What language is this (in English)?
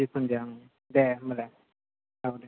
Bodo